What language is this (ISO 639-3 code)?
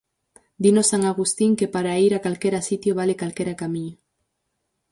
glg